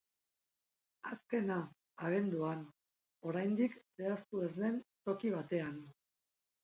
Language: Basque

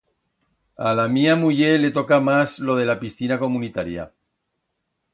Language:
Aragonese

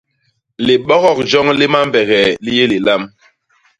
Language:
Basaa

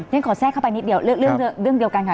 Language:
Thai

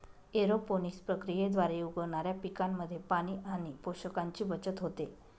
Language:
Marathi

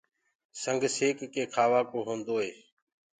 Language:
Gurgula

